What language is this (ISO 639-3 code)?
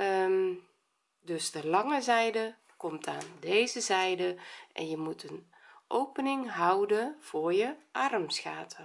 nld